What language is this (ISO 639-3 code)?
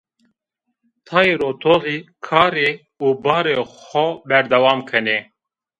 zza